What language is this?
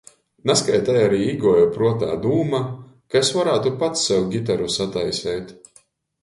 Latgalian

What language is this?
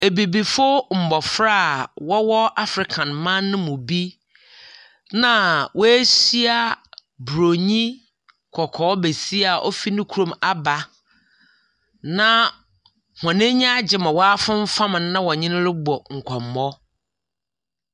Akan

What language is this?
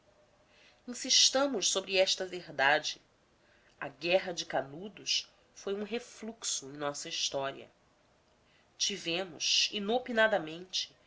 Portuguese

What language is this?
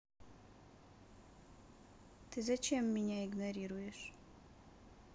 Russian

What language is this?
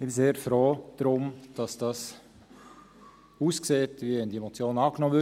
Swiss German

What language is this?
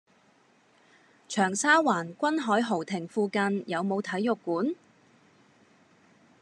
Cantonese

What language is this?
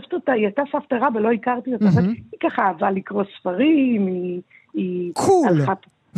Hebrew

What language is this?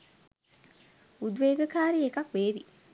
Sinhala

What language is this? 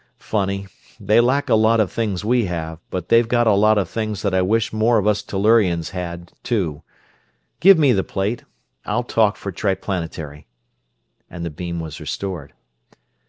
English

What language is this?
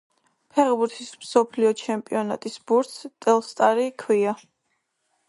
Georgian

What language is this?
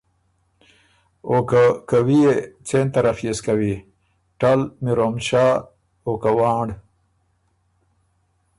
Ormuri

